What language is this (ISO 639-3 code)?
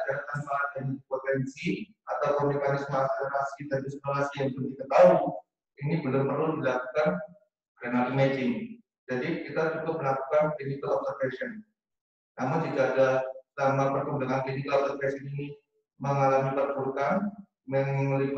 ind